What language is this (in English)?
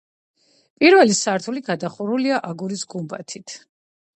Georgian